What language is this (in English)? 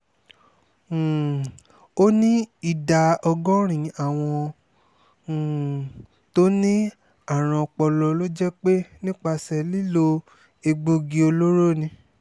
Yoruba